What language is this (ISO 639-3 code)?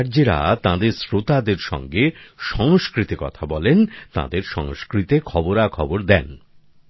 ben